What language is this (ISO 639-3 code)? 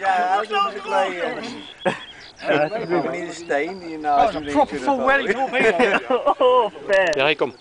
nld